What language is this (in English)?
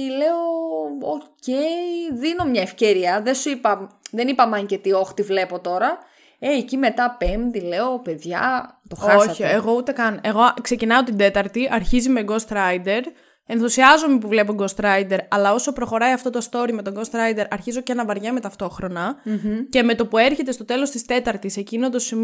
Greek